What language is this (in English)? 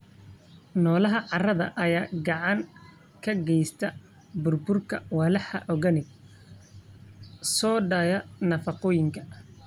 Somali